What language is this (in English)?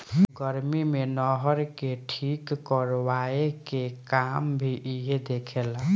Bhojpuri